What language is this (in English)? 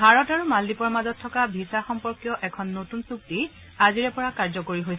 Assamese